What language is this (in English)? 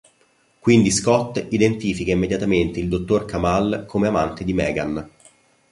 Italian